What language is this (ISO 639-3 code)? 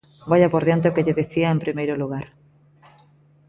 glg